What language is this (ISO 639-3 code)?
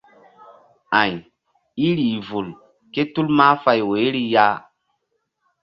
mdd